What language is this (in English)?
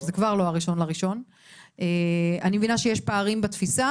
Hebrew